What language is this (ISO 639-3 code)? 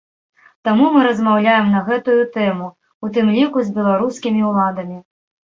bel